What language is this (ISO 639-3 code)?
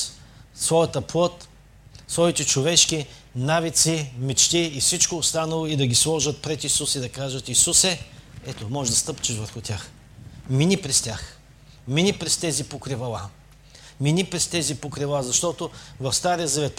bul